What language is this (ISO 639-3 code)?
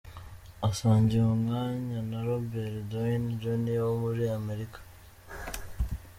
kin